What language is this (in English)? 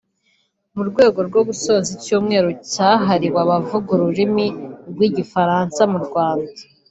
Kinyarwanda